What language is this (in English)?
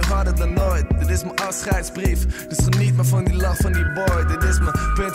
Dutch